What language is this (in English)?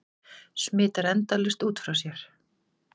Icelandic